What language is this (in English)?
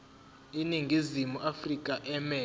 Zulu